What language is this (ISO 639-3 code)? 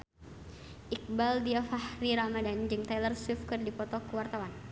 sun